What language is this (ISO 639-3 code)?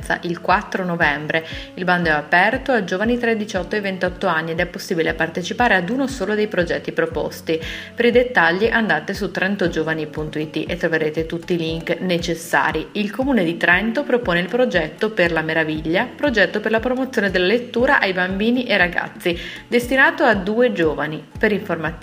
ita